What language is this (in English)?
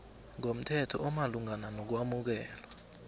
South Ndebele